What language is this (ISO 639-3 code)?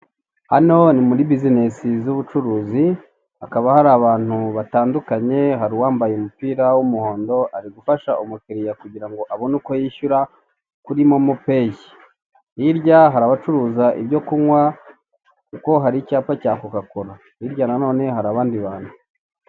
kin